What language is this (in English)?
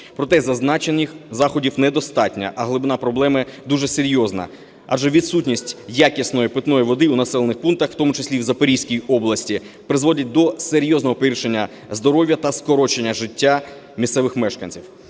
Ukrainian